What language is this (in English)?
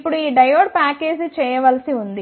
Telugu